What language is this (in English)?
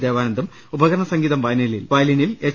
Malayalam